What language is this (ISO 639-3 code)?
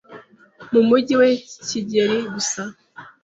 kin